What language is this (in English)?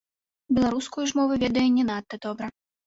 Belarusian